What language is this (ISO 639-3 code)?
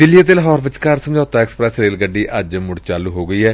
pan